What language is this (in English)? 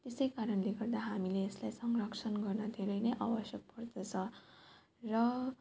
Nepali